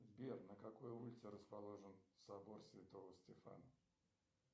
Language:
Russian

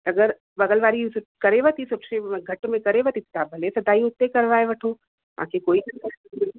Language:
Sindhi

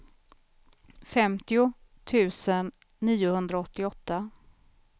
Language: Swedish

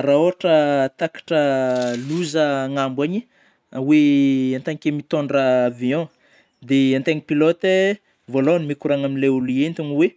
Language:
Northern Betsimisaraka Malagasy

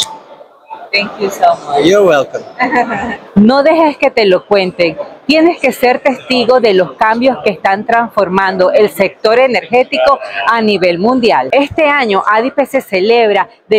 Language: Spanish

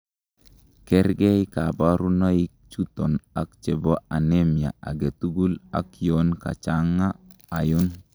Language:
Kalenjin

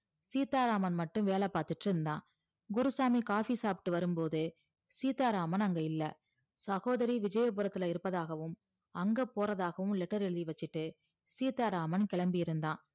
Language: Tamil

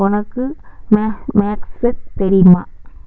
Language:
Tamil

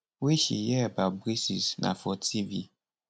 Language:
Nigerian Pidgin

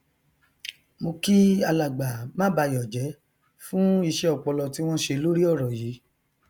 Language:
Yoruba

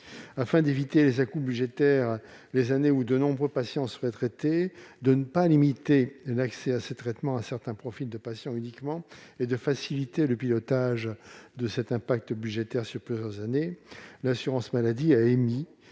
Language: French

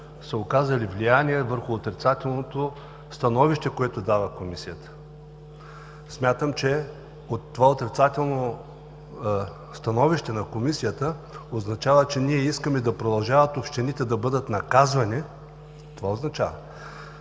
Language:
Bulgarian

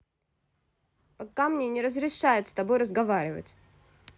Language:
Russian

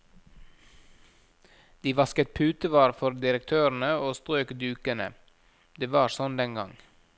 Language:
Norwegian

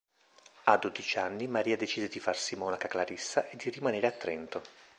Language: Italian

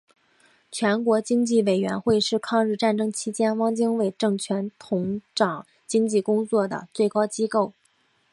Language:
Chinese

